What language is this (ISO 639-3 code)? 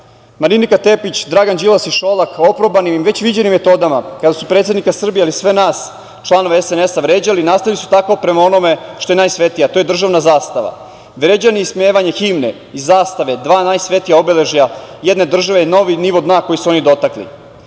srp